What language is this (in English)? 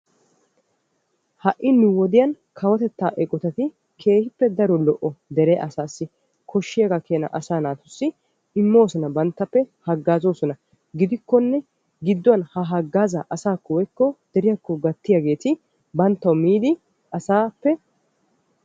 Wolaytta